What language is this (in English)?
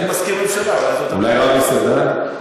Hebrew